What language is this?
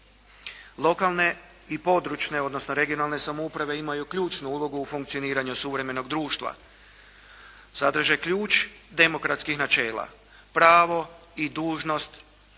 Croatian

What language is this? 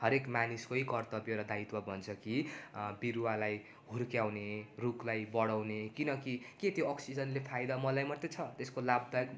Nepali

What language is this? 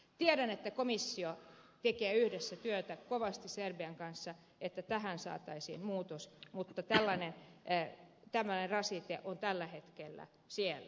Finnish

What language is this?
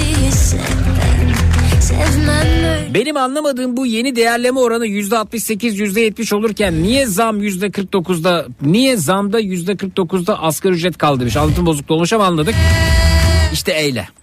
Turkish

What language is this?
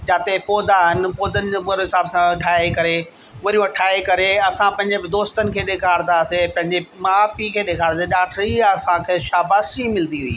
Sindhi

